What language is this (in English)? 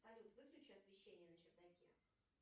Russian